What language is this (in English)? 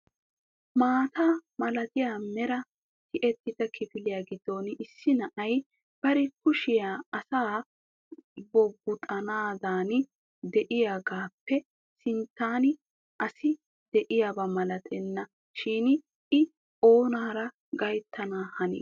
Wolaytta